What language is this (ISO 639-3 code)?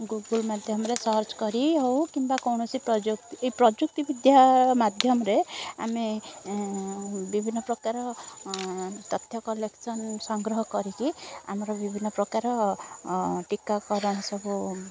ori